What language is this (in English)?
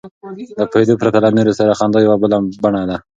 Pashto